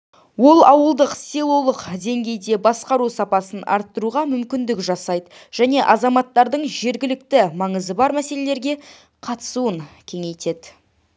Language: Kazakh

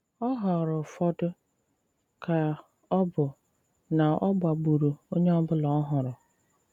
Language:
Igbo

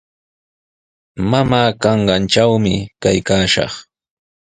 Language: Sihuas Ancash Quechua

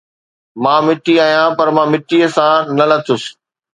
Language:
Sindhi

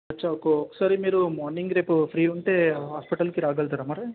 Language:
Telugu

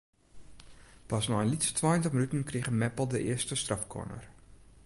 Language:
Western Frisian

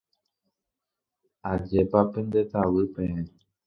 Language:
Guarani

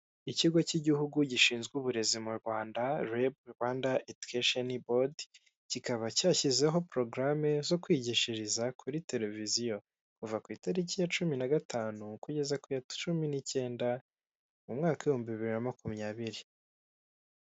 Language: Kinyarwanda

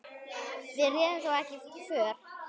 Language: Icelandic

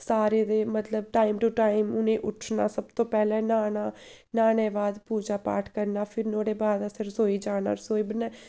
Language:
Dogri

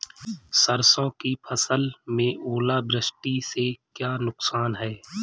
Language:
Hindi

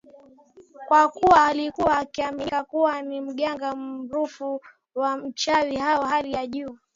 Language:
Swahili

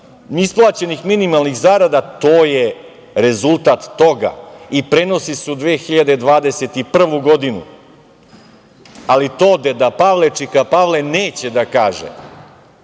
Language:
Serbian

